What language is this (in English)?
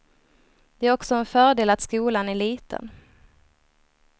Swedish